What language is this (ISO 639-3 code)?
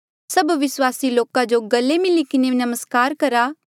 mjl